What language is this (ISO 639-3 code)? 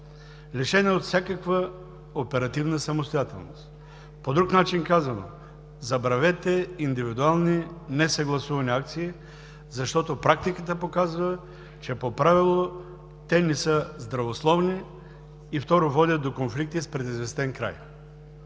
bul